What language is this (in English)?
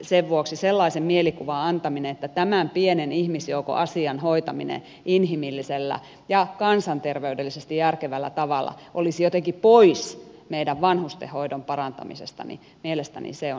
Finnish